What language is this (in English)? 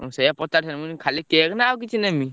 Odia